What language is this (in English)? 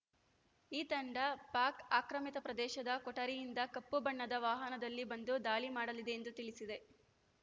Kannada